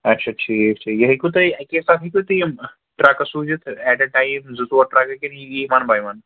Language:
Kashmiri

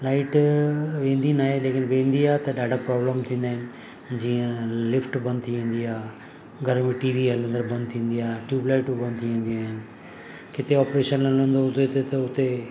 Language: Sindhi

